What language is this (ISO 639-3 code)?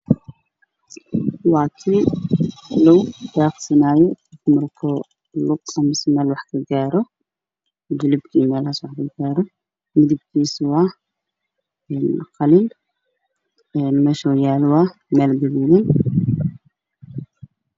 som